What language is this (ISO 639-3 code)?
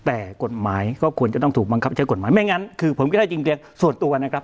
tha